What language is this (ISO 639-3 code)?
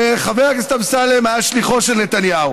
heb